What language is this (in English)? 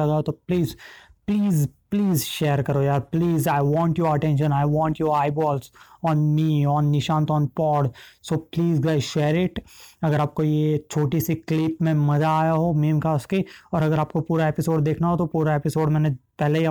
Hindi